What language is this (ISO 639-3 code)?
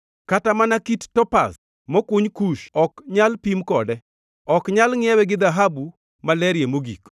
luo